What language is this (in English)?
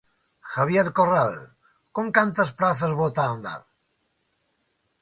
Galician